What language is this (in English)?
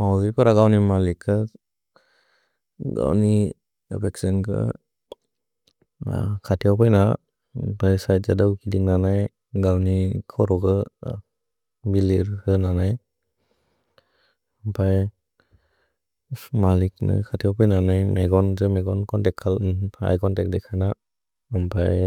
Bodo